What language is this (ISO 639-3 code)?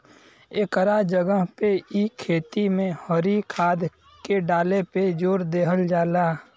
bho